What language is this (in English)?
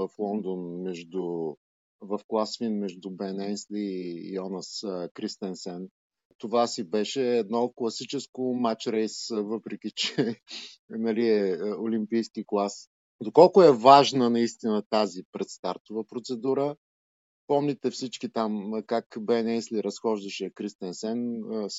Bulgarian